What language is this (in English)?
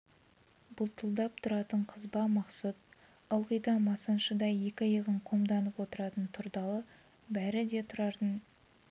Kazakh